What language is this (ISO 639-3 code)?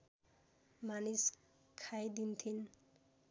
nep